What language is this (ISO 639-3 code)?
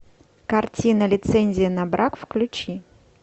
rus